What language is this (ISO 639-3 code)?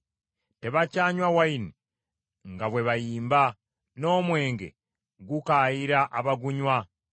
lug